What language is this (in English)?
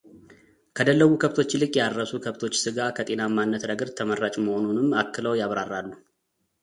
Amharic